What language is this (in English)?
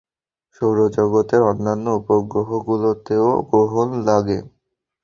Bangla